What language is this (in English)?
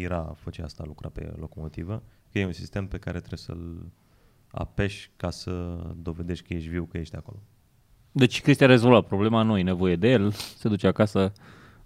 Romanian